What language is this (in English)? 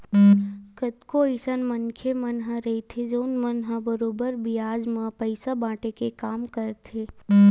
Chhattisgarhi